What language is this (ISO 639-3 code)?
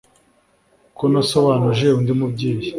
kin